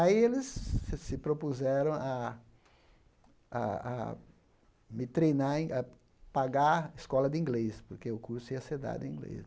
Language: Portuguese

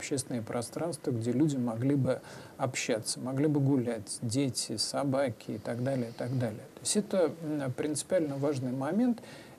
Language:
Russian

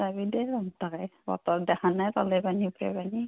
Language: Assamese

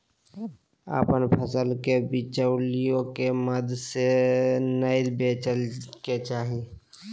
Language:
Magahi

